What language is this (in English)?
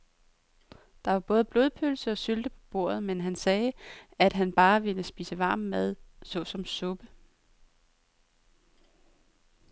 Danish